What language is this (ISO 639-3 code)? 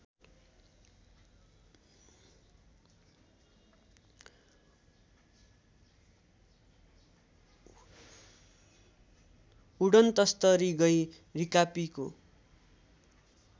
nep